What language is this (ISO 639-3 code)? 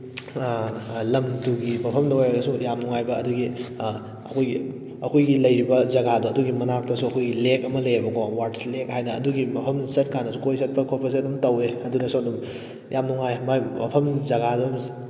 mni